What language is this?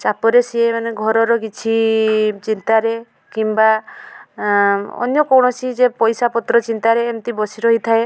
Odia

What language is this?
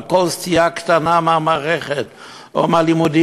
Hebrew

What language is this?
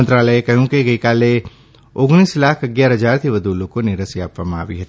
Gujarati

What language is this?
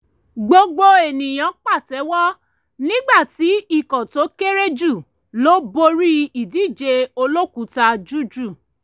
Yoruba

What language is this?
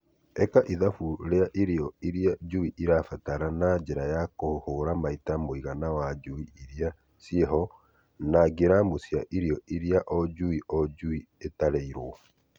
Kikuyu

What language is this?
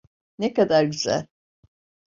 Turkish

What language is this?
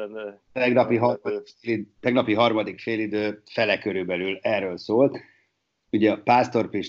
Hungarian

